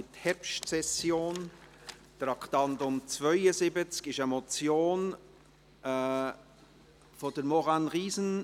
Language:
Swiss German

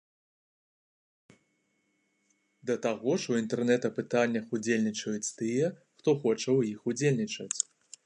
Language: Belarusian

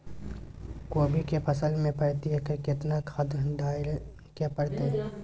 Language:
Maithili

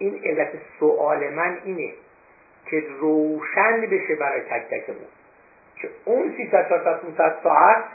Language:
Persian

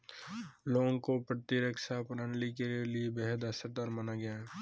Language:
Hindi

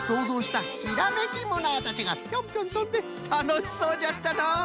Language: Japanese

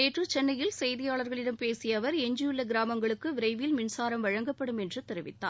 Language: Tamil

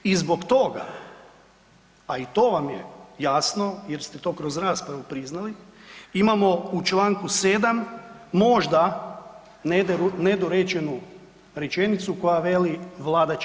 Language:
Croatian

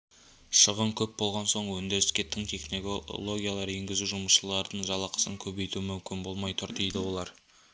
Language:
Kazakh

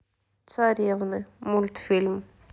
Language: Russian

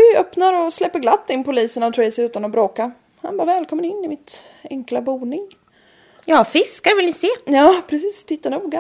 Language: Swedish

